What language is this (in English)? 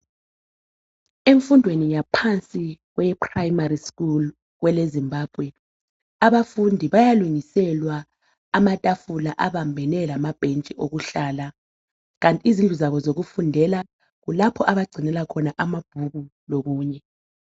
North Ndebele